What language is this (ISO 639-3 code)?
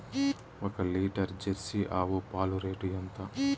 tel